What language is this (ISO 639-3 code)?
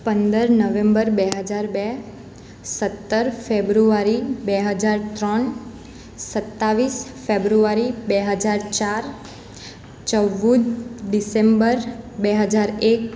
guj